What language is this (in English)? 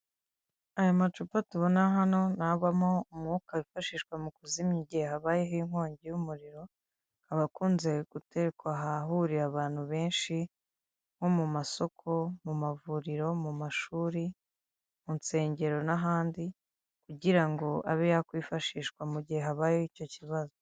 Kinyarwanda